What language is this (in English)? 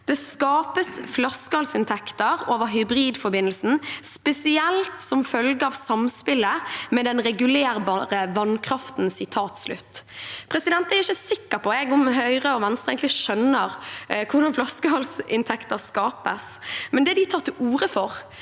Norwegian